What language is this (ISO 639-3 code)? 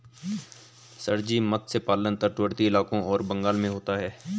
hin